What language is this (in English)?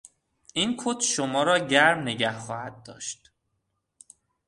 Persian